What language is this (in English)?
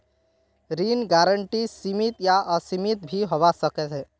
Magahi